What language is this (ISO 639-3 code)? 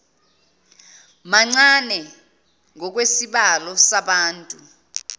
zul